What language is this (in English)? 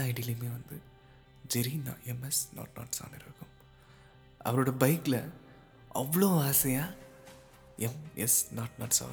Tamil